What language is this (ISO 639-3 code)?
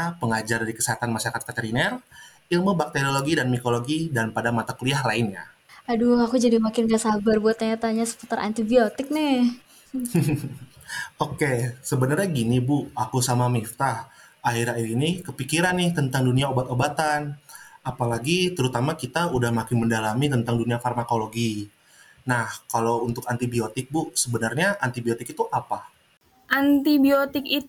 ind